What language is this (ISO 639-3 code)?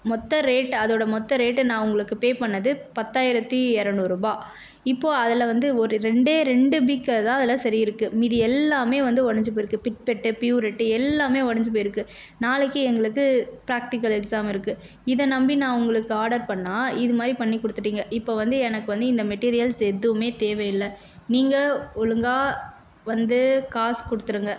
tam